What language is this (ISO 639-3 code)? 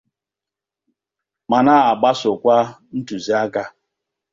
ibo